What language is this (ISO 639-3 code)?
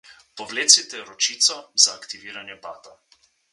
slv